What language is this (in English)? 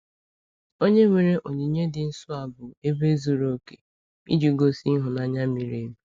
Igbo